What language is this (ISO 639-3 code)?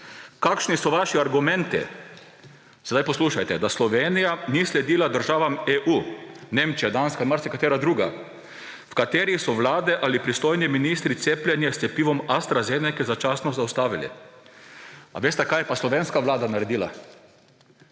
slv